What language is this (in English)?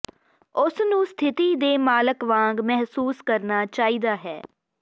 Punjabi